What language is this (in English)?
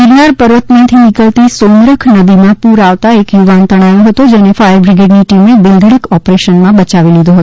Gujarati